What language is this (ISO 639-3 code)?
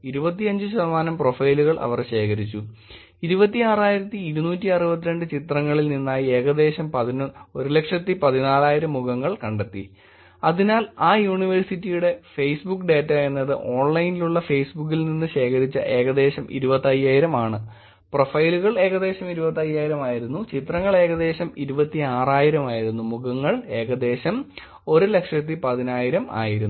mal